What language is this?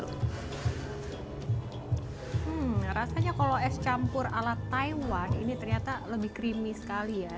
Indonesian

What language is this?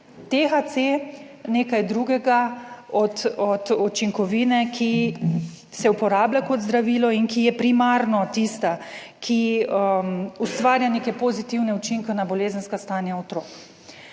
Slovenian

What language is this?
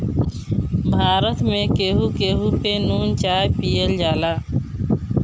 Bhojpuri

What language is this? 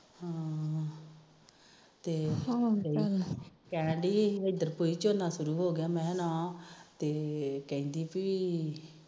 Punjabi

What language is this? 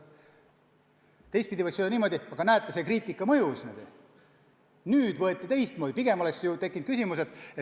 Estonian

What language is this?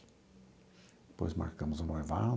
Portuguese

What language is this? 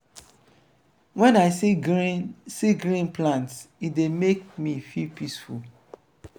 Nigerian Pidgin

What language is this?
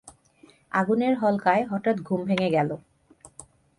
Bangla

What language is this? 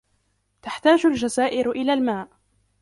Arabic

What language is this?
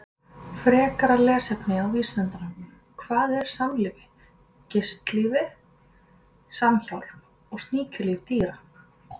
Icelandic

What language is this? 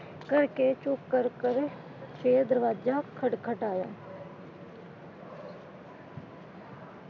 Punjabi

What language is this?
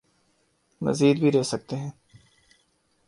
Urdu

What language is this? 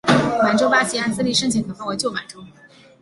Chinese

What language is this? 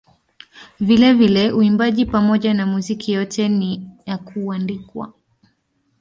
Swahili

